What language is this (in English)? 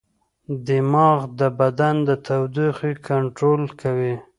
Pashto